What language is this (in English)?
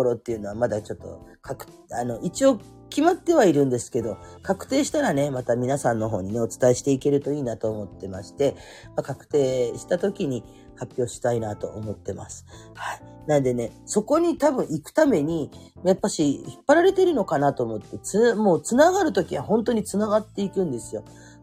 Japanese